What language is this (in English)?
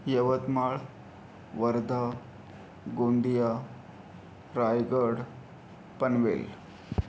Marathi